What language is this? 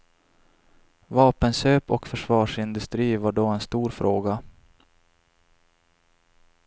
Swedish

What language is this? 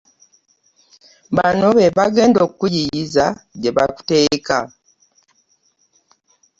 Ganda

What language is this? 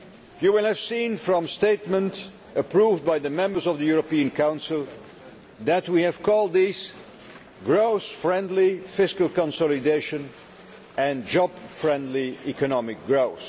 English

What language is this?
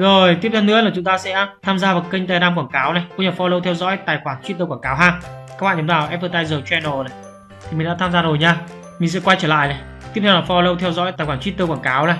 Vietnamese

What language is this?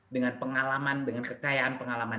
Indonesian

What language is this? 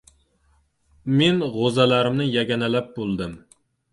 Uzbek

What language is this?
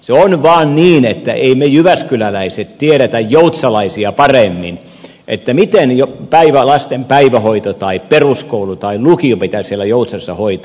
Finnish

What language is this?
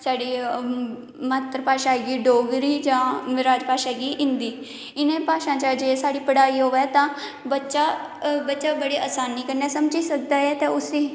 Dogri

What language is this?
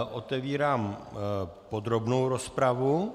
Czech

